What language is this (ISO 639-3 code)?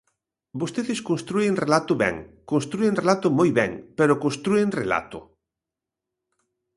glg